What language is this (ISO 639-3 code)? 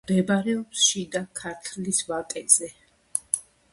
kat